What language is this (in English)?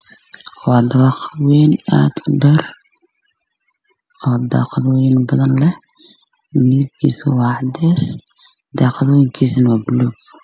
Somali